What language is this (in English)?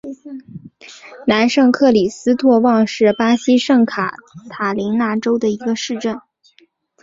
Chinese